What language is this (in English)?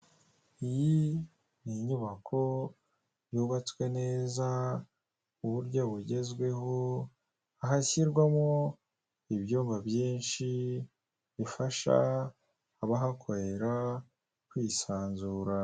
Kinyarwanda